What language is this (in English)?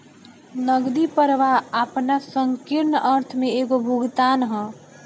Bhojpuri